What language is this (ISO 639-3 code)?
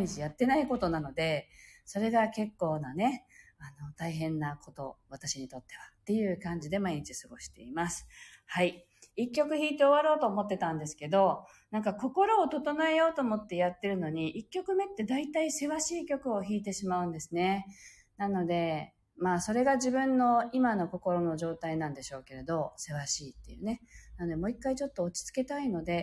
jpn